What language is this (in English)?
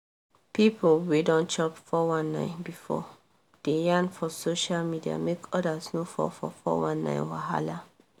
Nigerian Pidgin